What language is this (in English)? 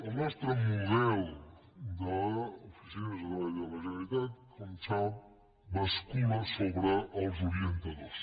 Catalan